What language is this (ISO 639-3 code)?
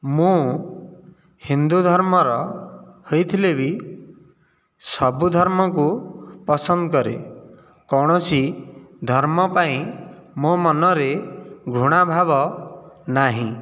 ori